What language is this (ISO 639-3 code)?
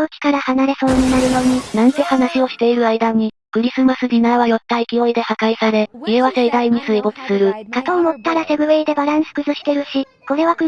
jpn